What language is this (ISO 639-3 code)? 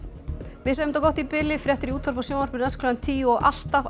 isl